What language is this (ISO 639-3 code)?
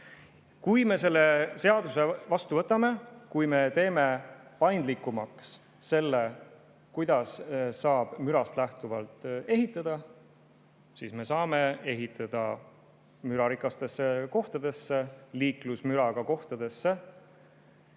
est